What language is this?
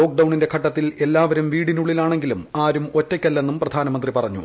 Malayalam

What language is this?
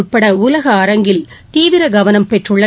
Tamil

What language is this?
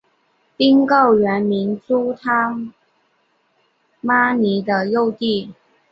Chinese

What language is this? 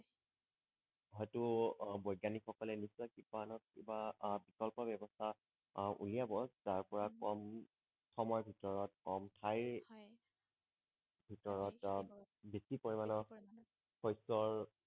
Assamese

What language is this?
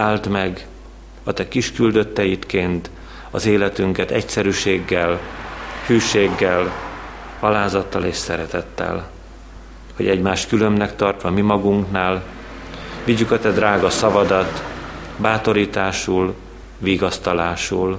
Hungarian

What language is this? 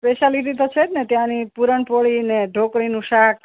Gujarati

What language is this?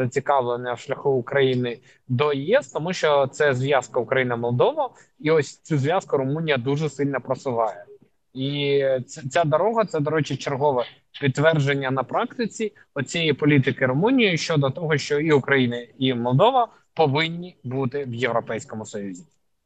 Ukrainian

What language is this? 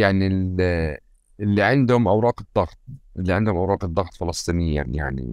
Arabic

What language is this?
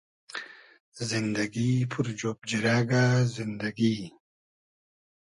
Hazaragi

